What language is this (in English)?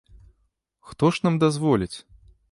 Belarusian